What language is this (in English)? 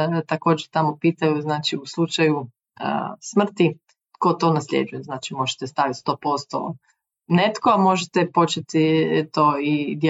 Croatian